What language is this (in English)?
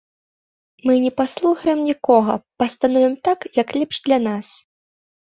Belarusian